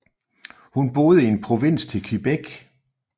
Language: Danish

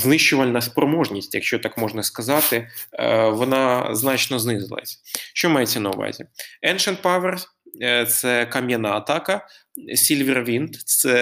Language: Ukrainian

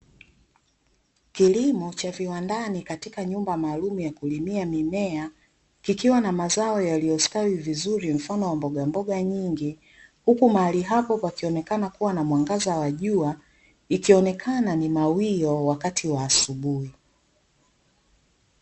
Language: Swahili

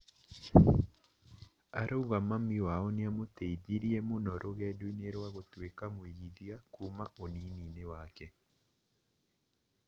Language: Kikuyu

